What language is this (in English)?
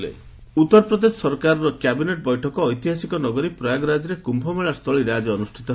Odia